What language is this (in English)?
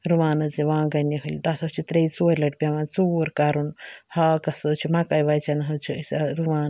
Kashmiri